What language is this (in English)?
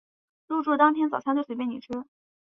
Chinese